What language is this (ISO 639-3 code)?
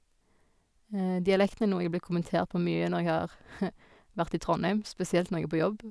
nor